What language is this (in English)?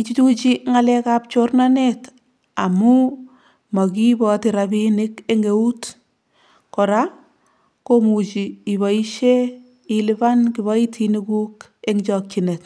Kalenjin